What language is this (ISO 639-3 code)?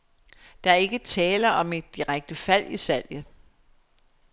dan